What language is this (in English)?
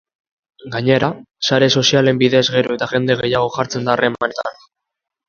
Basque